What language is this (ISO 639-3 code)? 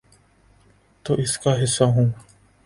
urd